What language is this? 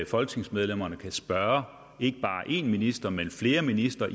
Danish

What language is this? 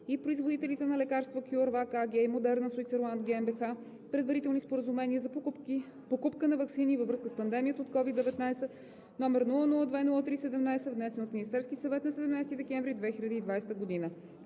Bulgarian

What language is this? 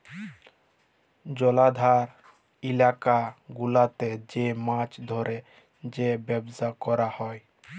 Bangla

